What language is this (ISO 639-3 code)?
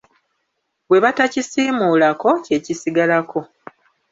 lug